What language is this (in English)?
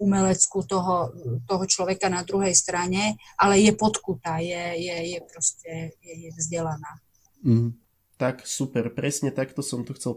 Slovak